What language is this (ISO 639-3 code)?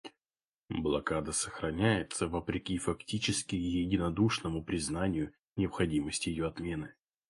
rus